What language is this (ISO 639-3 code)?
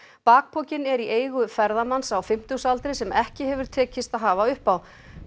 isl